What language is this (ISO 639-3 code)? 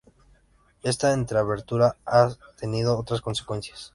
spa